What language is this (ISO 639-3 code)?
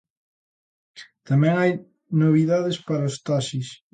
glg